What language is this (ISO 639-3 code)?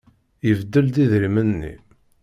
kab